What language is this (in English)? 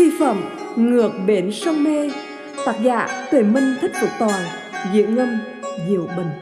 Vietnamese